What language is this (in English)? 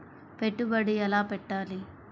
Telugu